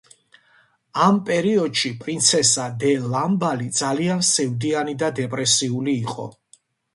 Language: Georgian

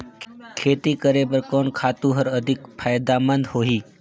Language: Chhattisgarhi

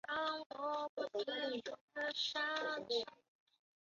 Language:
Chinese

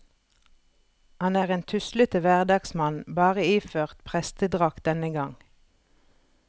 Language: Norwegian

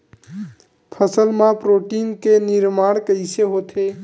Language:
Chhattisgarhi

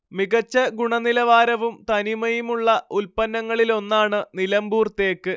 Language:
Malayalam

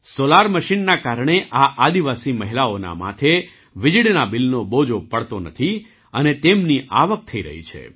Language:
Gujarati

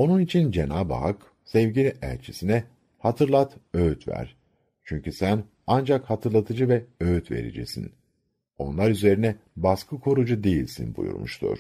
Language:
Turkish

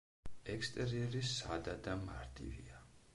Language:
Georgian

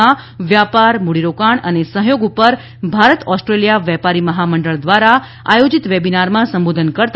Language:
Gujarati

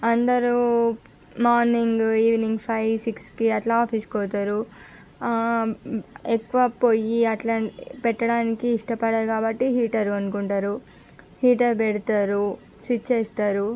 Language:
Telugu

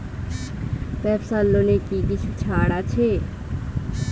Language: Bangla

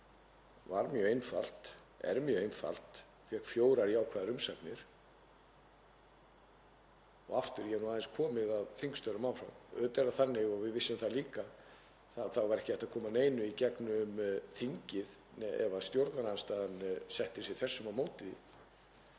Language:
Icelandic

